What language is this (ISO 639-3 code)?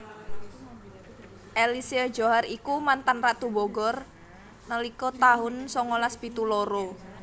jav